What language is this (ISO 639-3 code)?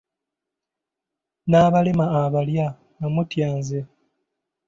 lug